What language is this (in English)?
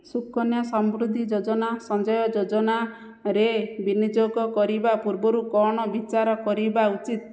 Odia